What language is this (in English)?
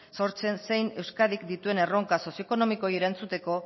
Basque